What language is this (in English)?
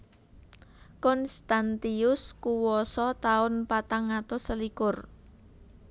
Javanese